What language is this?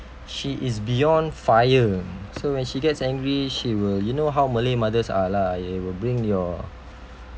English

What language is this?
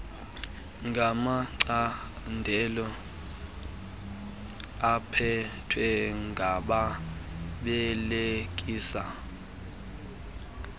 Xhosa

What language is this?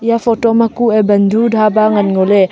Wancho Naga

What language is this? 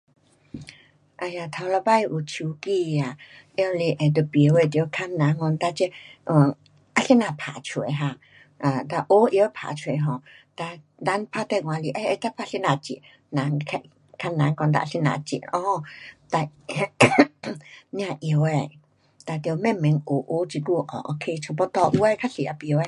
Pu-Xian Chinese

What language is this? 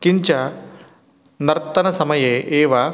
Sanskrit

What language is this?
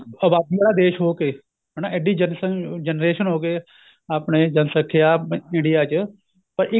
Punjabi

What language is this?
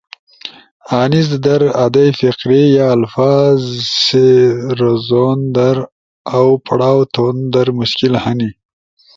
Ushojo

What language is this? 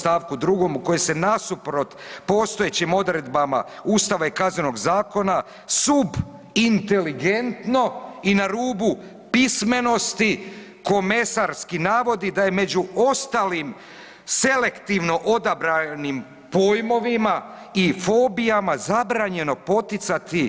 Croatian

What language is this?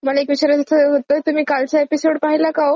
Marathi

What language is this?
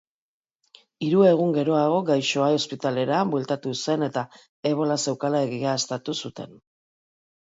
Basque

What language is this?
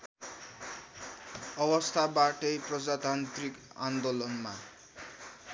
Nepali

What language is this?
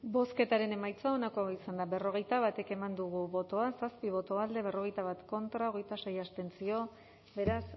Basque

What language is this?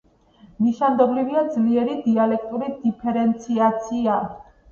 Georgian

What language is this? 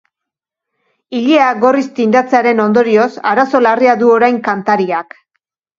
Basque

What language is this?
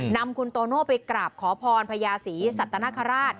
Thai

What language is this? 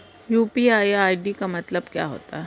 Hindi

